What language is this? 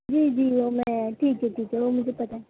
Urdu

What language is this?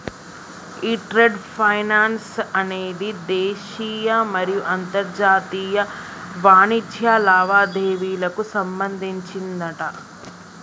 Telugu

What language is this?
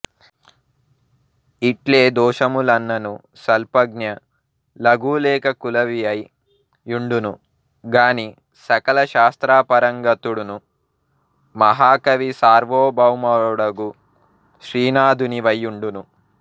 Telugu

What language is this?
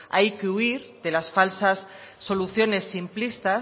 Spanish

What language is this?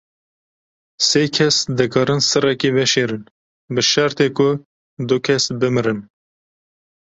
Kurdish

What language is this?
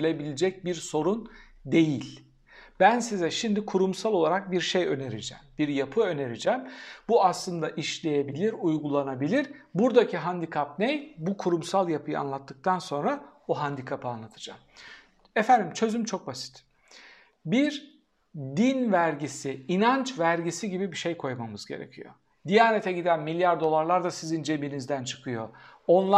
Turkish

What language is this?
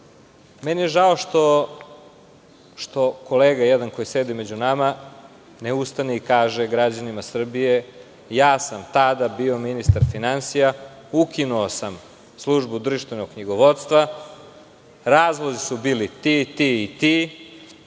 Serbian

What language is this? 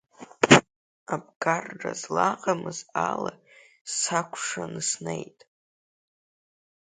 Abkhazian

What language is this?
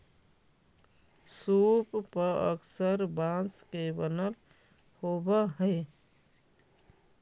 Magahi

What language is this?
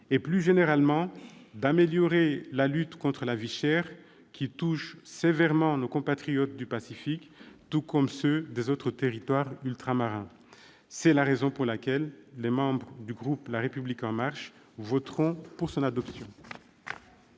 French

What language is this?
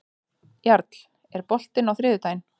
Icelandic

